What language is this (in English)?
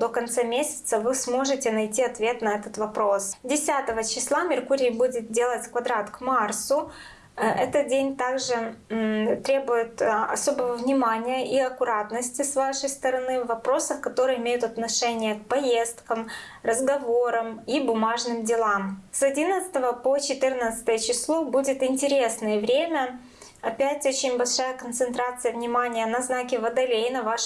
Russian